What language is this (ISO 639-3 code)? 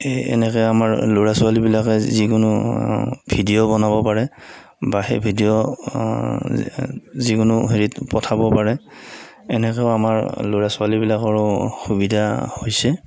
asm